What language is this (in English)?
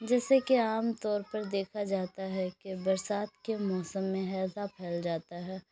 Urdu